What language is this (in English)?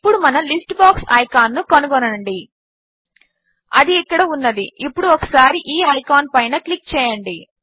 Telugu